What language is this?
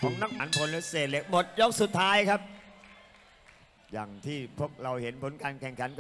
Thai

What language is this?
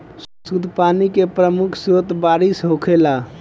Bhojpuri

